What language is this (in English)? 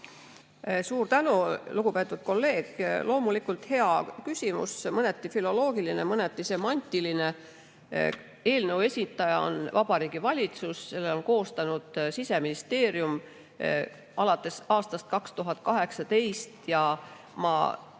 Estonian